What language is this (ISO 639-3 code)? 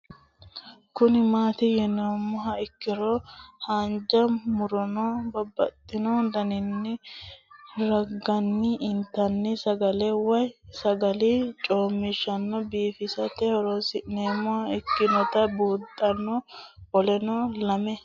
sid